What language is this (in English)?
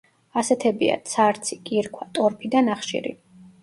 Georgian